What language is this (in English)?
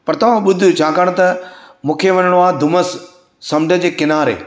Sindhi